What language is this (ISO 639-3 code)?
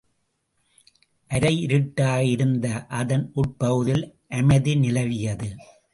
tam